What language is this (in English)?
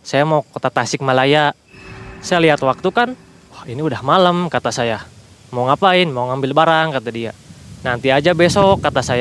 Indonesian